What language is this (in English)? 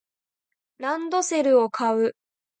Japanese